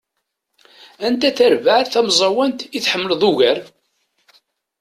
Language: Kabyle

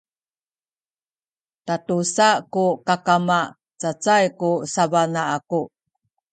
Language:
Sakizaya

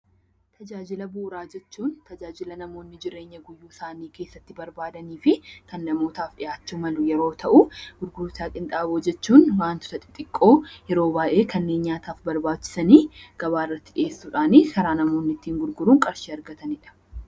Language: Oromo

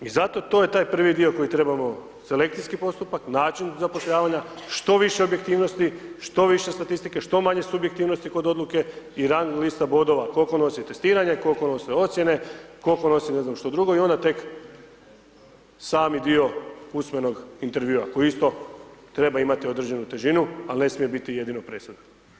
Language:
Croatian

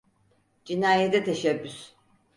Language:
Turkish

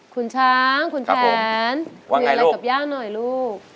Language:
Thai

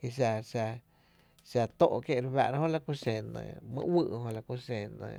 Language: Tepinapa Chinantec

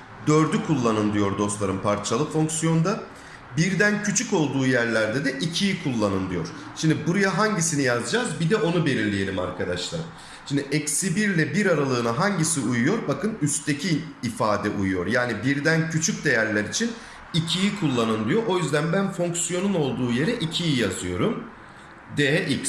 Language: Turkish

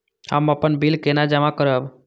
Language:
Maithili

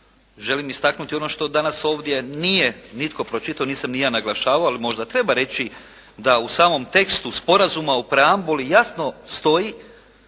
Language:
Croatian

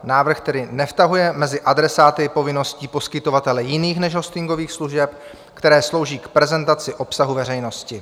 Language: Czech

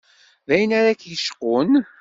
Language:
Kabyle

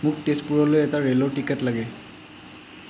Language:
Assamese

